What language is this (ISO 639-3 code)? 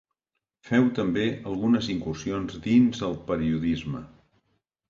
cat